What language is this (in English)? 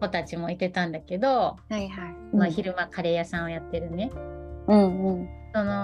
Japanese